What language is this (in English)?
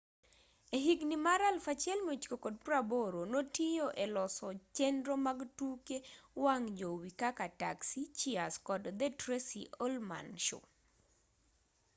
Luo (Kenya and Tanzania)